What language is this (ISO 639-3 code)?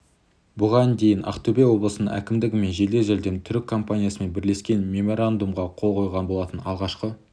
kaz